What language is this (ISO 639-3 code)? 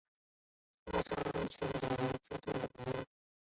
zho